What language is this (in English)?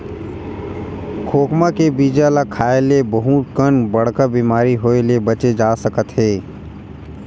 Chhattisgarhi